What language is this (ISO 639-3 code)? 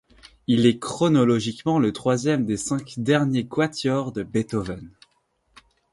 fra